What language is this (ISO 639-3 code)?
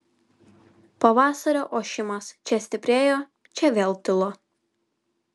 lit